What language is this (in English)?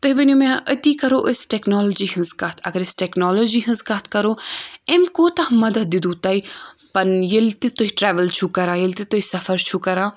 Kashmiri